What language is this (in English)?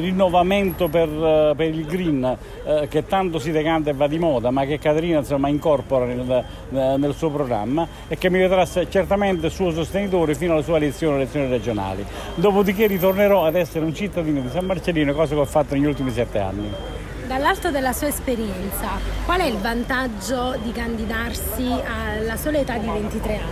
Italian